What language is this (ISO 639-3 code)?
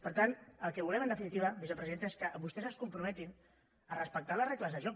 cat